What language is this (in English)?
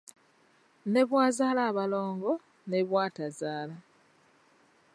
Ganda